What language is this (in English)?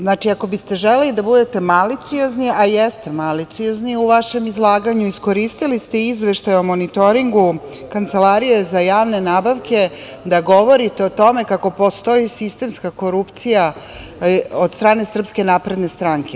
Serbian